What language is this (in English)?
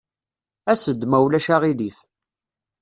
Kabyle